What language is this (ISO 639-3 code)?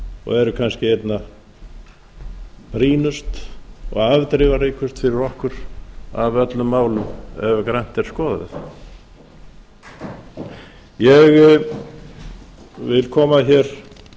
isl